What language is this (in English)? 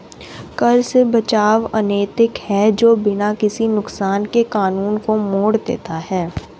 Hindi